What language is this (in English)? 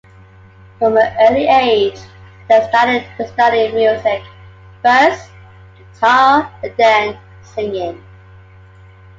English